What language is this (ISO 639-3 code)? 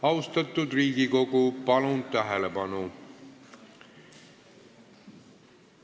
est